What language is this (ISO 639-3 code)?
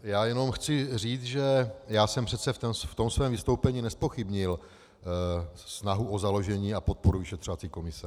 ces